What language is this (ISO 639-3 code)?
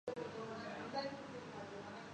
urd